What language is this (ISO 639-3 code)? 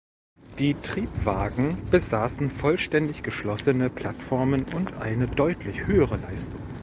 deu